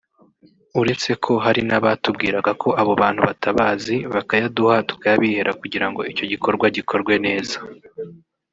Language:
Kinyarwanda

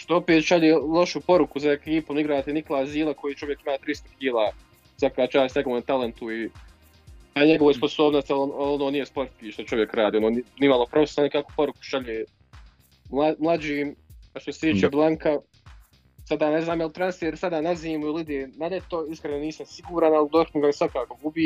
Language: Croatian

